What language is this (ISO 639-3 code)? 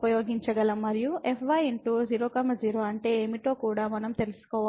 tel